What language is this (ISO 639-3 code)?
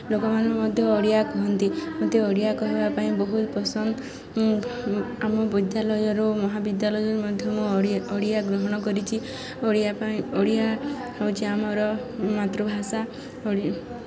ori